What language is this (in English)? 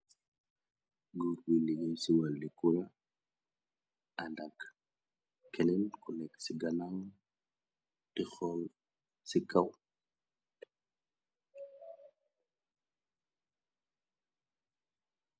Wolof